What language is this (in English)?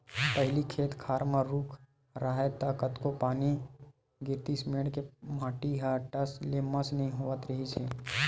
Chhattisgarhi